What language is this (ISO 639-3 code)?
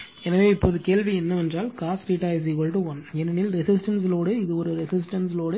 tam